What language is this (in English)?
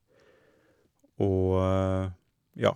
Norwegian